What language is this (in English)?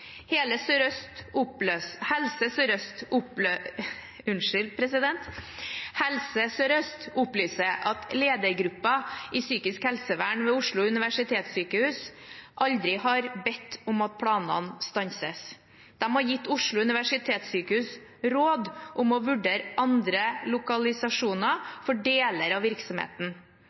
Norwegian Bokmål